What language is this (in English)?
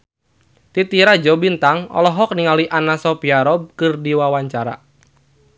Sundanese